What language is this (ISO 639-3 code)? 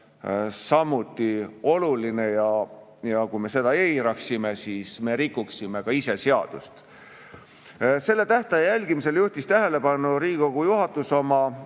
est